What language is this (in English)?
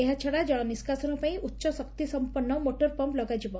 Odia